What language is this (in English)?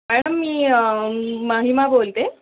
Marathi